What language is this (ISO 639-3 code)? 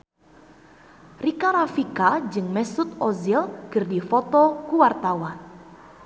sun